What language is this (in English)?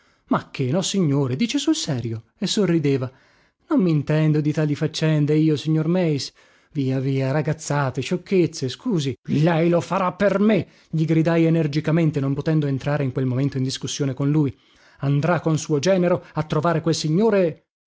Italian